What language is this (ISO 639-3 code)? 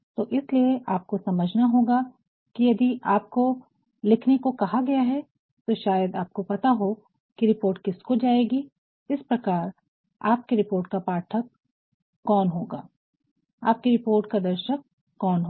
hin